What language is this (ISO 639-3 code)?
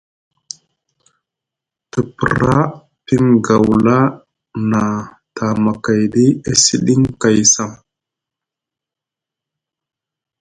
mug